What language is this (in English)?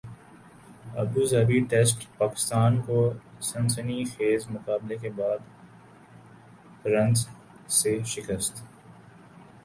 Urdu